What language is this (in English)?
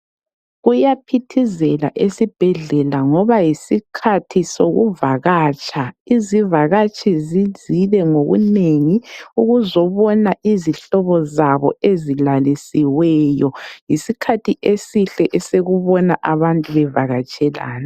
North Ndebele